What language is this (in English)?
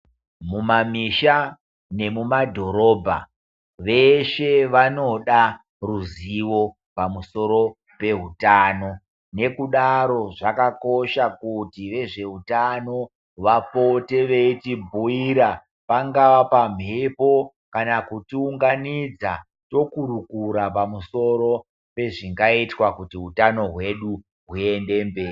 Ndau